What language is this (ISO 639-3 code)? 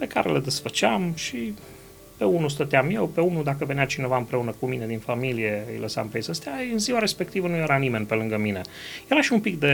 ron